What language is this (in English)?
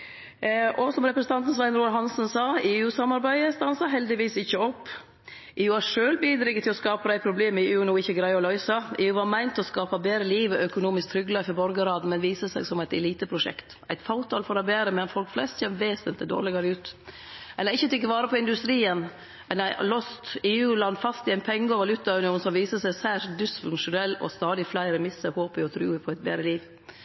Norwegian Nynorsk